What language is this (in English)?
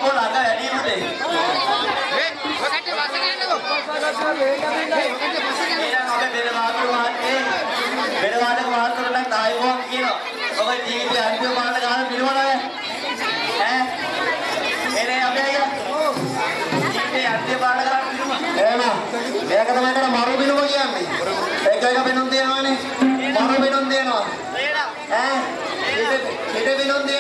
English